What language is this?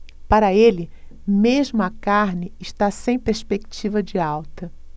Portuguese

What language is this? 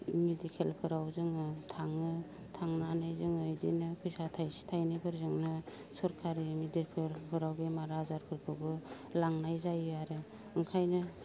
Bodo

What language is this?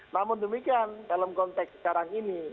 Indonesian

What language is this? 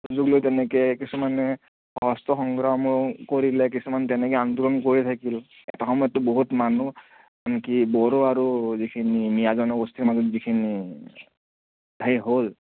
Assamese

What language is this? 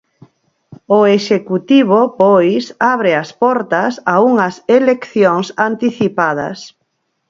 Galician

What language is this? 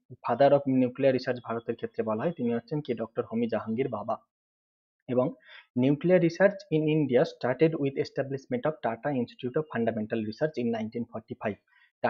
Hindi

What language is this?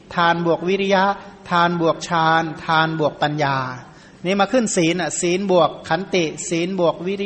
Thai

